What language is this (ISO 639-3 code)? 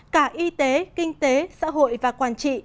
vie